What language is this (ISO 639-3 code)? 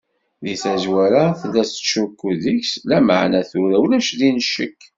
kab